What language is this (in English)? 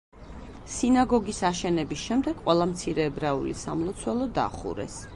Georgian